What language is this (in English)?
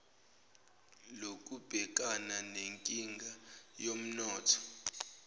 Zulu